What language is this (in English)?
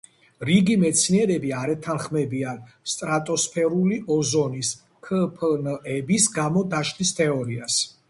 Georgian